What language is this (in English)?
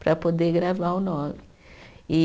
Portuguese